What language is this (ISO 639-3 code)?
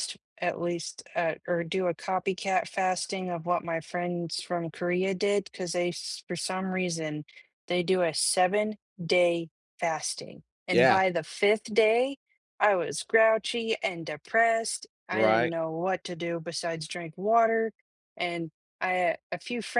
eng